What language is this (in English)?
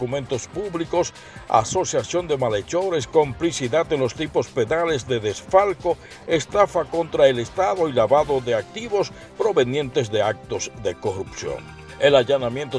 Spanish